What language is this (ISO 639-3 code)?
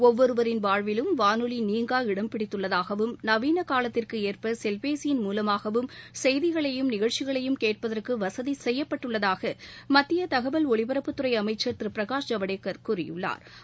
tam